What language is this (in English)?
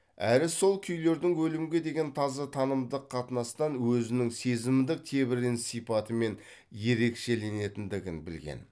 Kazakh